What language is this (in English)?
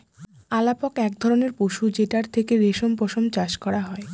Bangla